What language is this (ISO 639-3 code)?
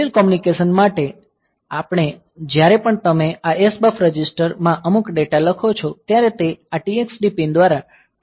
guj